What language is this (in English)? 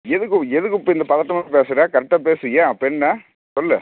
Tamil